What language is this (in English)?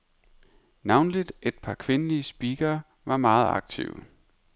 Danish